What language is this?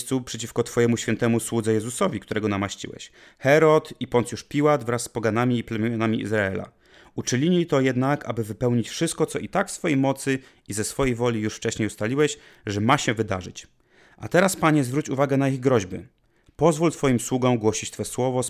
Polish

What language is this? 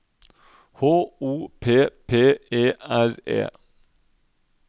Norwegian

